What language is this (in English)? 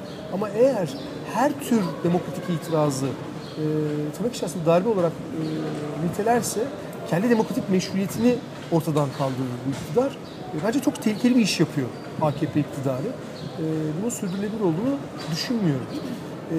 Turkish